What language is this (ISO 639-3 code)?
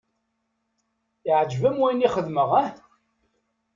kab